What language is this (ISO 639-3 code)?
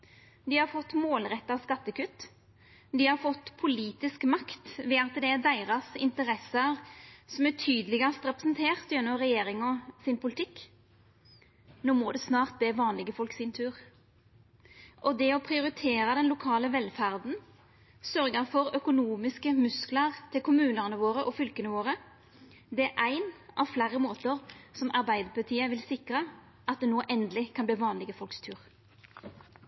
nno